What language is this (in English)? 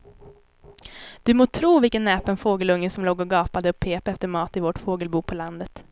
Swedish